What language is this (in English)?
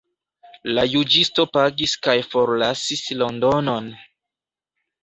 Esperanto